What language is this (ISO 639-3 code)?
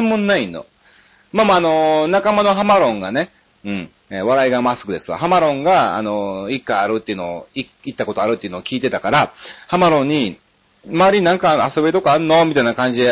jpn